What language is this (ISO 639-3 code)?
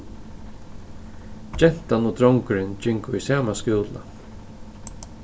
fao